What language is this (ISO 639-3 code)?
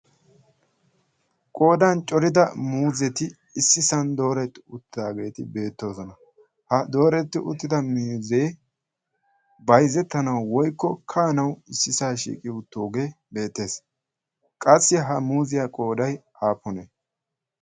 wal